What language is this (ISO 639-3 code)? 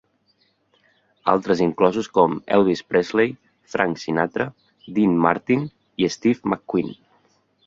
cat